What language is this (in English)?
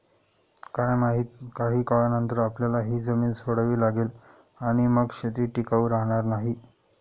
Marathi